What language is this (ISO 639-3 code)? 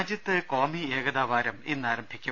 mal